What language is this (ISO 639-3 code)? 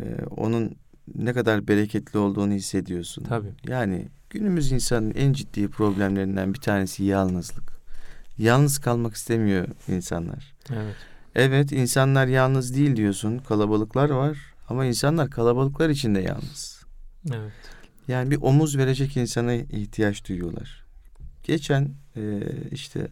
tur